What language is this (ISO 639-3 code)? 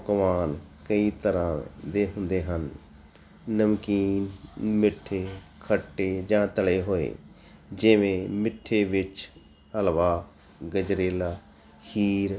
pan